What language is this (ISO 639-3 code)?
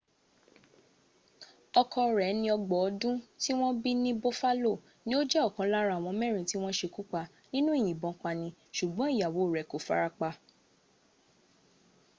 yor